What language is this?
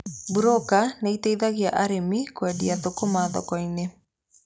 Kikuyu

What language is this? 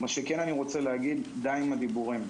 Hebrew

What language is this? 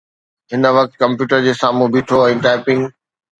Sindhi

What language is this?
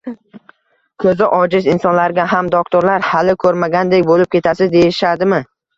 Uzbek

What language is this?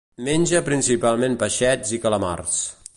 Catalan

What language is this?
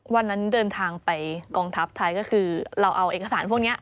Thai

